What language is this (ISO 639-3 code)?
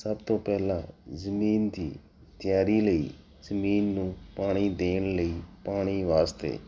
pan